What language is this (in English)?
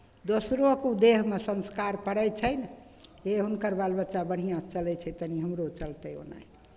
Maithili